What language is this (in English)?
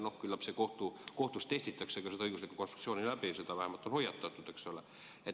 Estonian